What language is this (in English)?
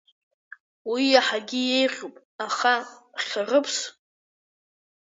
Abkhazian